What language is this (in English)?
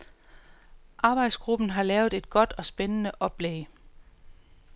Danish